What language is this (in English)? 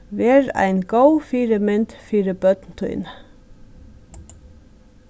Faroese